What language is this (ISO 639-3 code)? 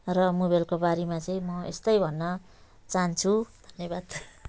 nep